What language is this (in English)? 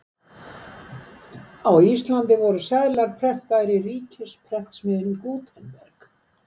Icelandic